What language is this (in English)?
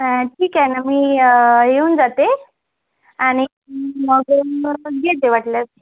Marathi